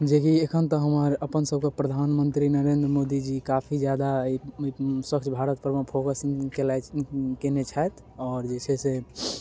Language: Maithili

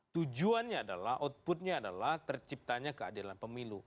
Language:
Indonesian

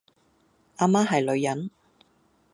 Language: Cantonese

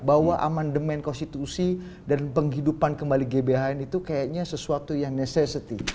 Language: Indonesian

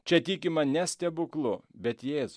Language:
Lithuanian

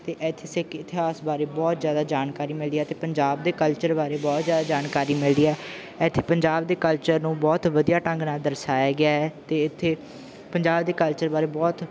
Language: Punjabi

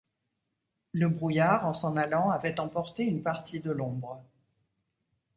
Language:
French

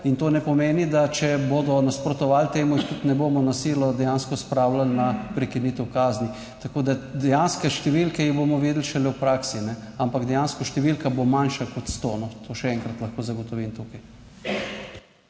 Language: Slovenian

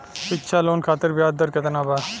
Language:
Bhojpuri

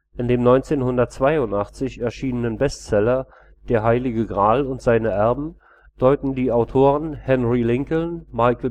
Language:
German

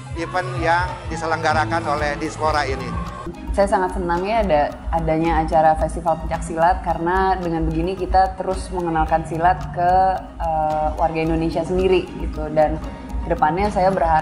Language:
Indonesian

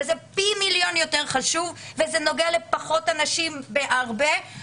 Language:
Hebrew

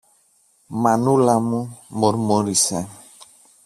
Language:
Greek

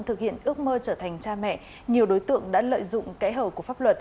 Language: Vietnamese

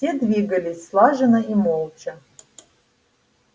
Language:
Russian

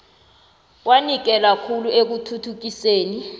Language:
South Ndebele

